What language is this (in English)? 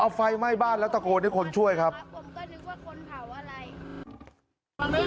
Thai